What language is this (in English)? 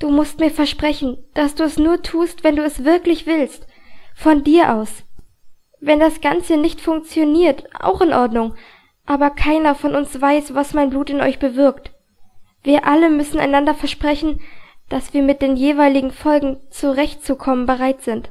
German